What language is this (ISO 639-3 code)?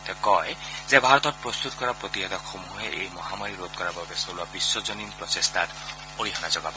asm